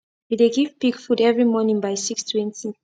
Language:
Nigerian Pidgin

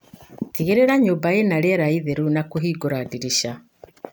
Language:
Kikuyu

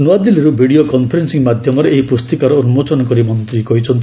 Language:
Odia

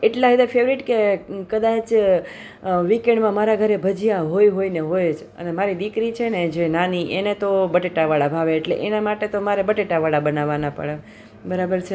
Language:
Gujarati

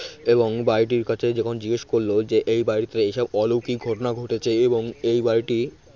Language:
Bangla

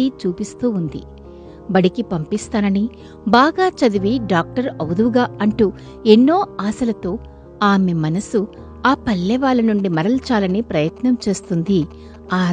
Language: Telugu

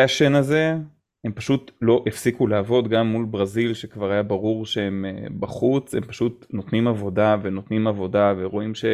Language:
Hebrew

